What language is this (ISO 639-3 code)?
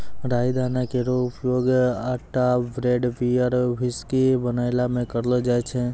mai